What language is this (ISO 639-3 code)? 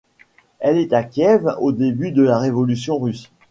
fra